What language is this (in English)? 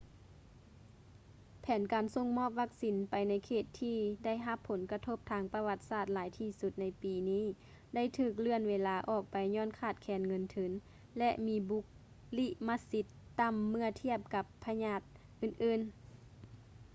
Lao